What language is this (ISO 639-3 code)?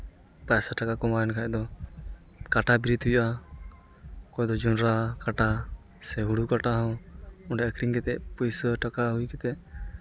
sat